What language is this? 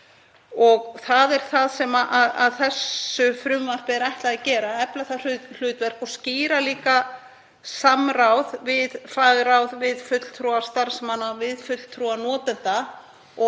Icelandic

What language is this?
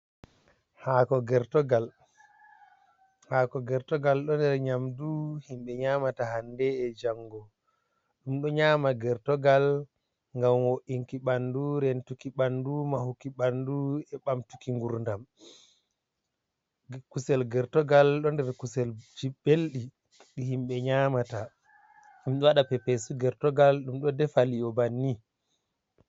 Fula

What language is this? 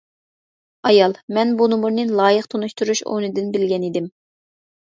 Uyghur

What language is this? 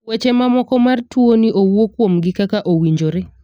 Luo (Kenya and Tanzania)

